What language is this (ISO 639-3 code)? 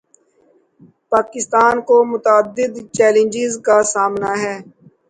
urd